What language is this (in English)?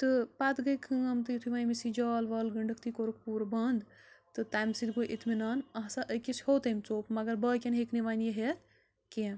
Kashmiri